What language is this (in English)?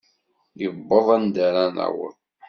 Kabyle